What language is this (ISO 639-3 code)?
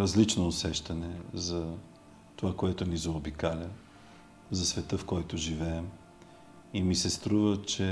bul